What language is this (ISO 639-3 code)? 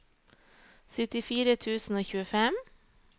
nor